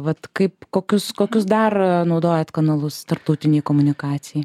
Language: Lithuanian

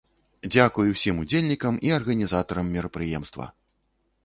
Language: Belarusian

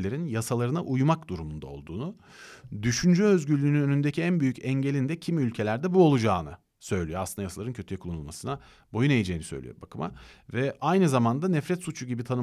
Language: Turkish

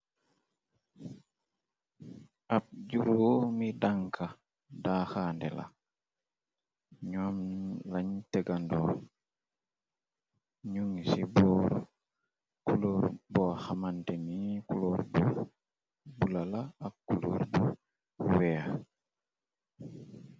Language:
Wolof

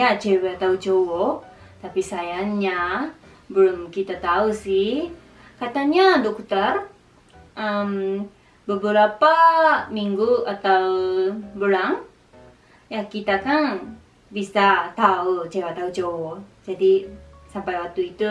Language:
Indonesian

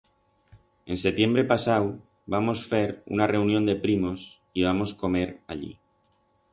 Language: Aragonese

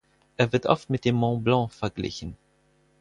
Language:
German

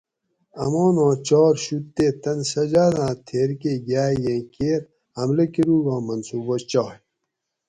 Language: Gawri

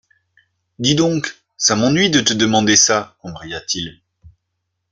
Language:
French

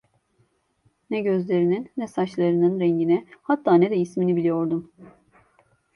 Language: Turkish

